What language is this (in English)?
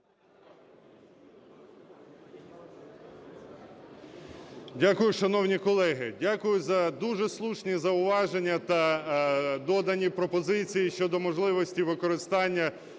Ukrainian